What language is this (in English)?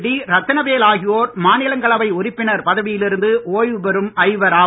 Tamil